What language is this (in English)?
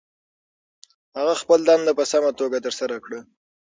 Pashto